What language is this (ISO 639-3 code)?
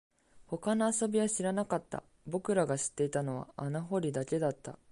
jpn